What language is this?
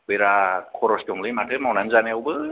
Bodo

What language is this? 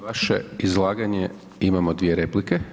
Croatian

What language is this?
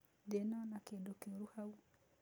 Kikuyu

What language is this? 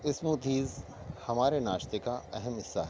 Urdu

